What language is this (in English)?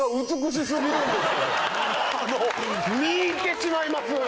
Japanese